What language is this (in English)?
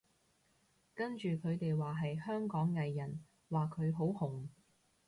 Cantonese